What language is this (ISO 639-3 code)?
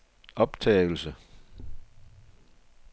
dan